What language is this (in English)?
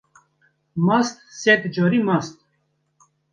Kurdish